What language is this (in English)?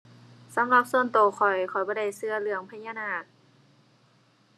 Thai